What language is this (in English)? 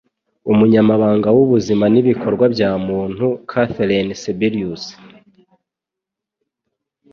Kinyarwanda